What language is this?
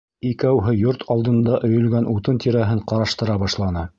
Bashkir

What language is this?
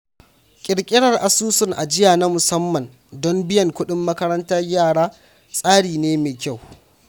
Hausa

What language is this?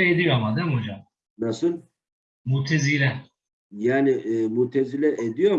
Turkish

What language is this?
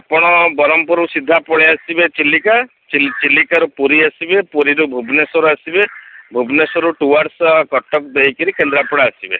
Odia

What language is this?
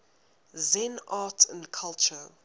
English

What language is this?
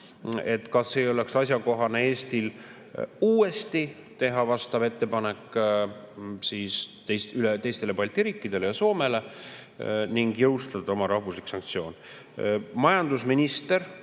Estonian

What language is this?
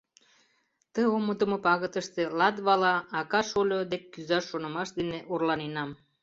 Mari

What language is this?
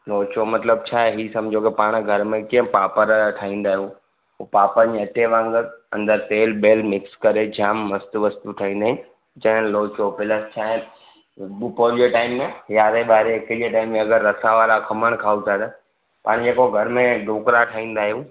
Sindhi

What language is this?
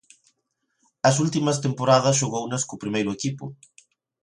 Galician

